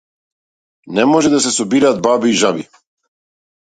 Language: Macedonian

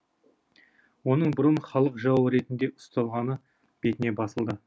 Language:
Kazakh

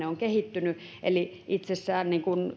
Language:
Finnish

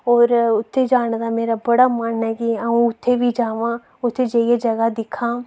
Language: Dogri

